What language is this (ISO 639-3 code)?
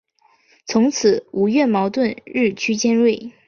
zho